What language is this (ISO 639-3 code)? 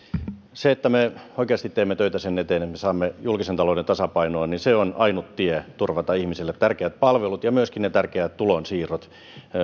fin